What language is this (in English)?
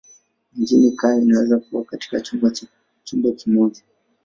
Swahili